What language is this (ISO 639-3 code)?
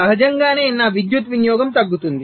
tel